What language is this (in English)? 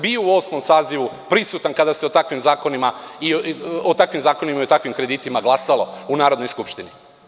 Serbian